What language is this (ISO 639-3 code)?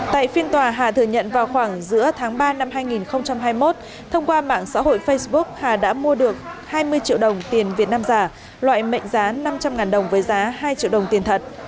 vie